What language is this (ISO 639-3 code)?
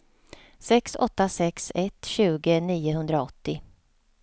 swe